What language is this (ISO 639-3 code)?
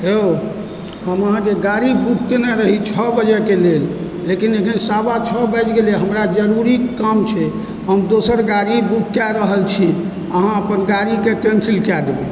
mai